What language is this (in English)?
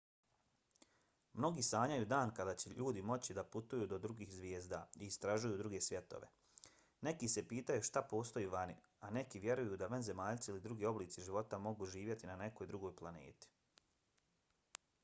Bosnian